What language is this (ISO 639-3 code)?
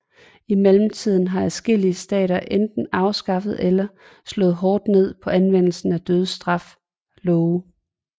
dan